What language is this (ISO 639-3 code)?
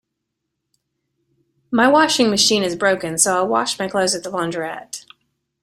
eng